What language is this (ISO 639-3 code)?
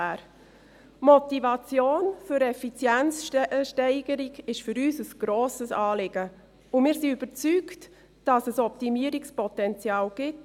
gsw